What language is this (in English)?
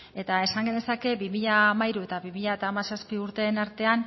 Basque